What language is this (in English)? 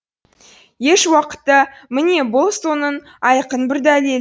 Kazakh